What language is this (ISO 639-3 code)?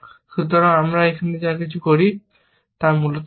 ben